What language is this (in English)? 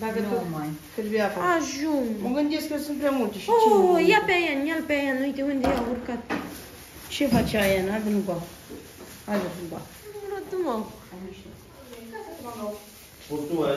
Romanian